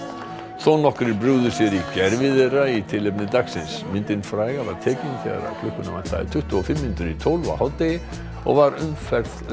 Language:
Icelandic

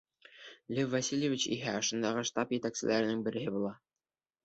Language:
Bashkir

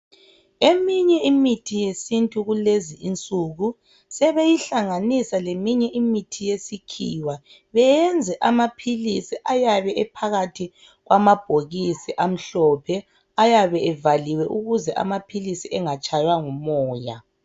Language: North Ndebele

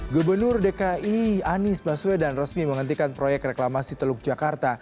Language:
Indonesian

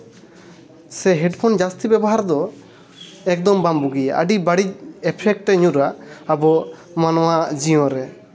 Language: Santali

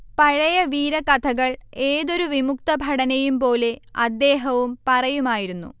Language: Malayalam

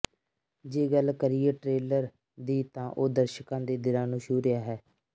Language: Punjabi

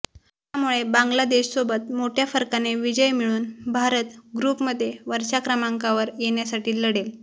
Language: Marathi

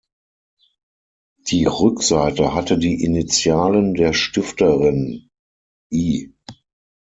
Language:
German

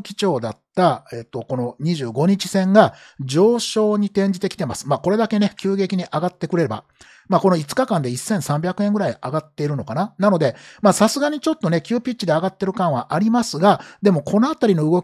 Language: Japanese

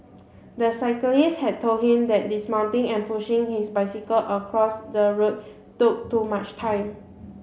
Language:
English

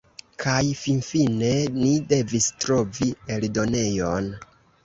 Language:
Esperanto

